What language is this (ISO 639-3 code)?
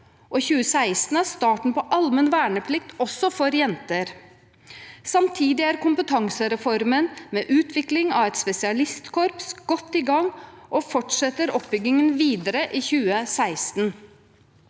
nor